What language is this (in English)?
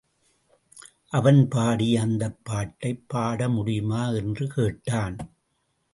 Tamil